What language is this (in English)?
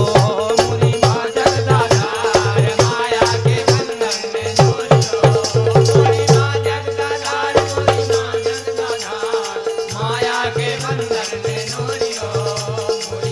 Hindi